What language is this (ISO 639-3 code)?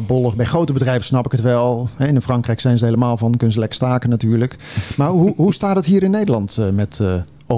nld